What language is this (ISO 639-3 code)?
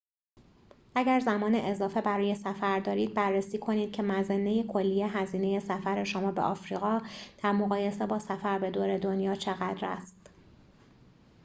fas